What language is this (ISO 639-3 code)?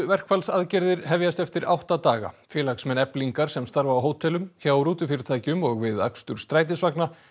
isl